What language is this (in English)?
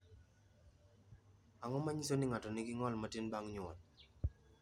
Luo (Kenya and Tanzania)